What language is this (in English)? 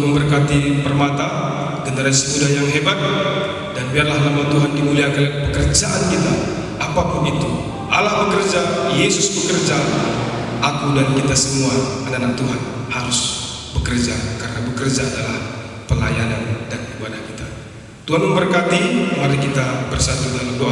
Indonesian